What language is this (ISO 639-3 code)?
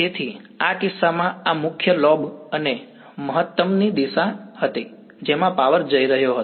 guj